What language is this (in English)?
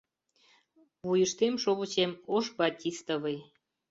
Mari